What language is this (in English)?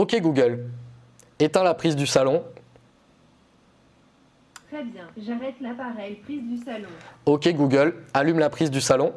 French